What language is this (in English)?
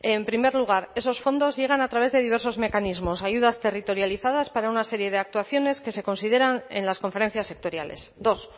Spanish